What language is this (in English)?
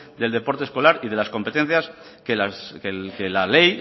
Spanish